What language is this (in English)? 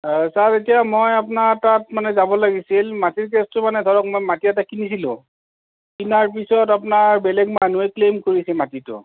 Assamese